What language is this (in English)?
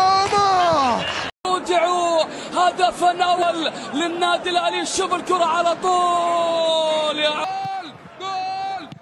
Arabic